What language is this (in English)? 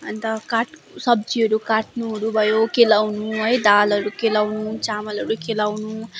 Nepali